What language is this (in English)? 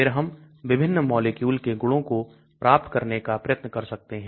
Hindi